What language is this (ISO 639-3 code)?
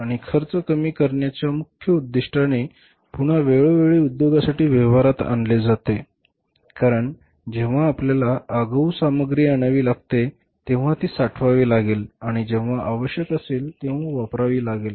mar